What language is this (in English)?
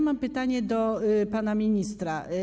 Polish